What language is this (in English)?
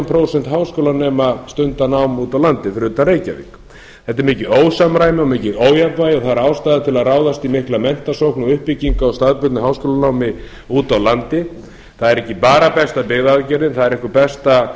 Icelandic